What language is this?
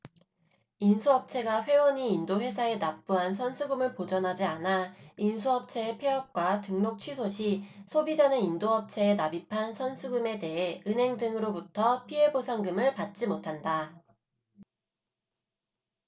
Korean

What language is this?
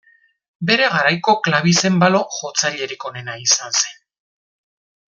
Basque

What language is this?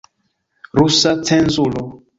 Esperanto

